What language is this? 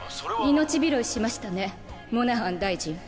Japanese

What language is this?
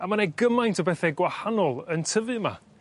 Welsh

